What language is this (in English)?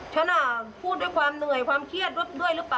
Thai